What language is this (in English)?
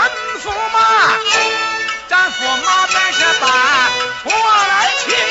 Chinese